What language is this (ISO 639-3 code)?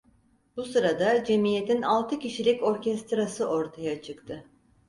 tur